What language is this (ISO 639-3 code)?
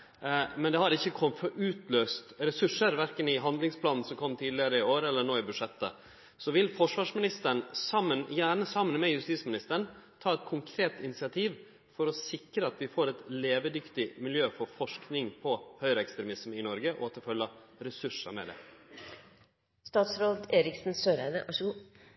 nno